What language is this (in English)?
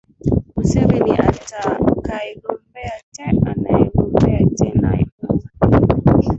Swahili